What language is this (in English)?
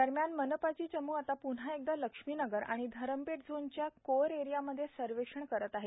Marathi